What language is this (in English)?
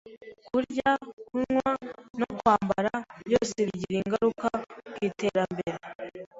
Kinyarwanda